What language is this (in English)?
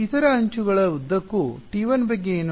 Kannada